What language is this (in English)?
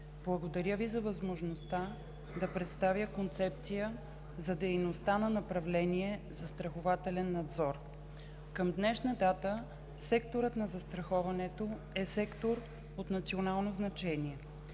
Bulgarian